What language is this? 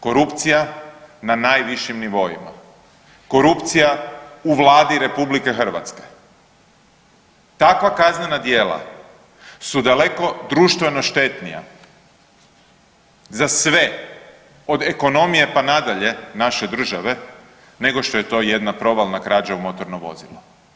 Croatian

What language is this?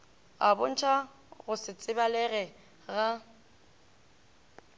Northern Sotho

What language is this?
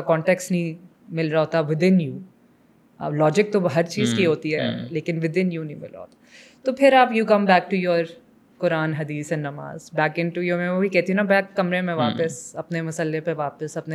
Urdu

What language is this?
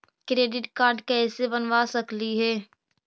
Magahi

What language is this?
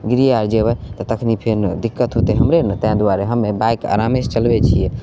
Maithili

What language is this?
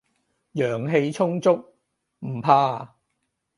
Cantonese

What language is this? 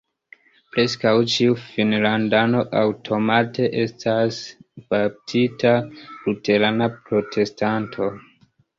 Esperanto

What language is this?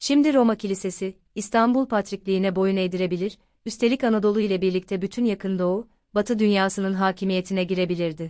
Turkish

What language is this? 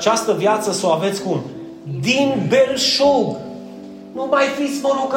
Romanian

